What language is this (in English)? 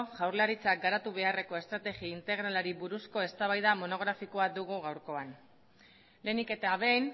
Basque